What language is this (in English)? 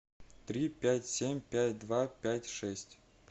Russian